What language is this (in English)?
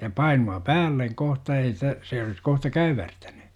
Finnish